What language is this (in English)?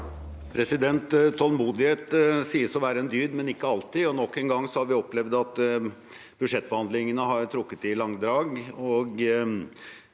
Norwegian